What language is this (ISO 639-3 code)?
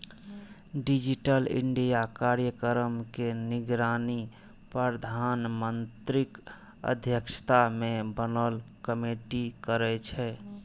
mai